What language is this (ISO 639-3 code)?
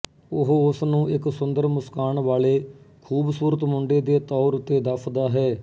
pan